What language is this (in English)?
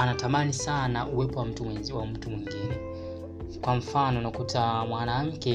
Swahili